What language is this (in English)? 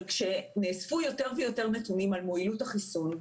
Hebrew